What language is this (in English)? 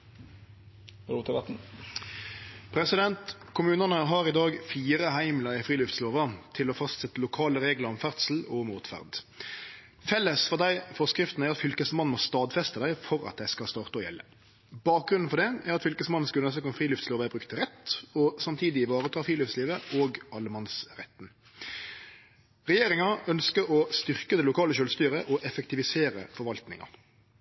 Norwegian